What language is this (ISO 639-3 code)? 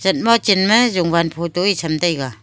nnp